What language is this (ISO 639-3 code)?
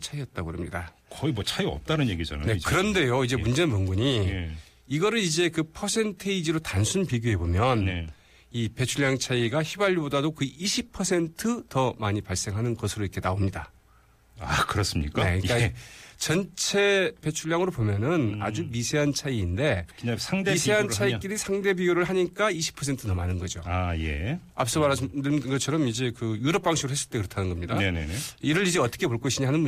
kor